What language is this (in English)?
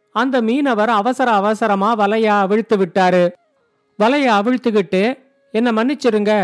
Tamil